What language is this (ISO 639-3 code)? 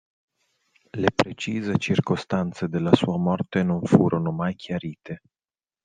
ita